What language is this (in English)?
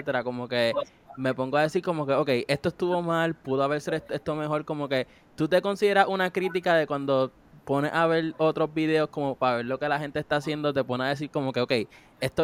Spanish